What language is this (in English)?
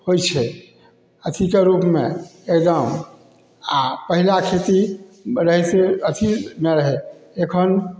Maithili